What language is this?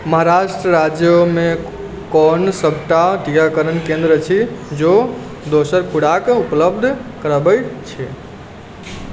Maithili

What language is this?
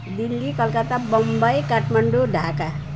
Nepali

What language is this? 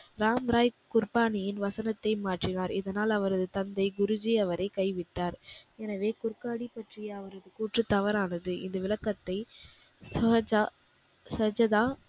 Tamil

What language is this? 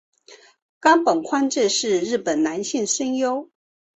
Chinese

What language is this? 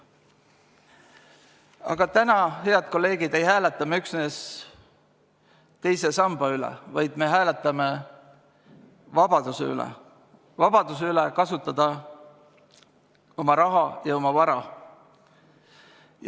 Estonian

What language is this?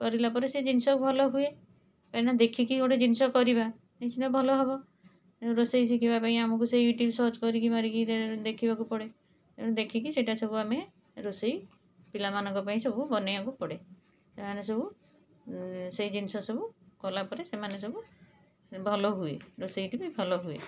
Odia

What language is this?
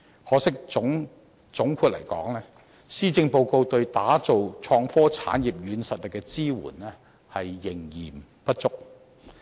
Cantonese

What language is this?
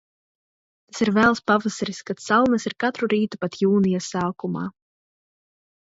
Latvian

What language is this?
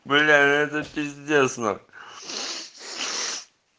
Russian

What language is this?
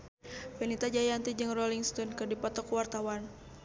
Sundanese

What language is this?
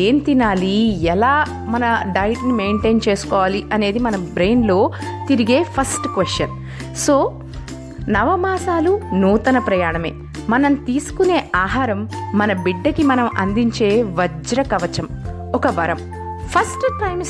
Telugu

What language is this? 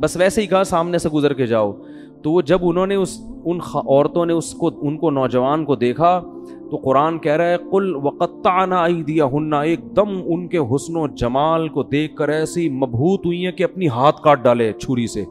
Urdu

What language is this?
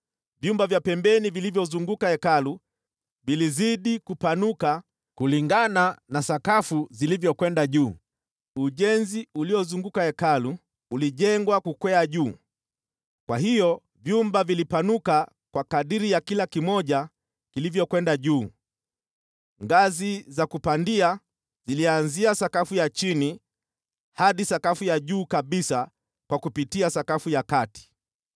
Swahili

